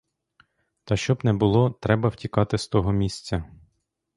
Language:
Ukrainian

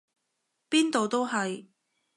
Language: Cantonese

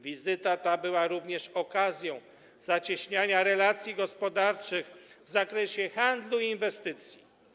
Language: Polish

